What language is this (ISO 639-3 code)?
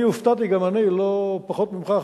heb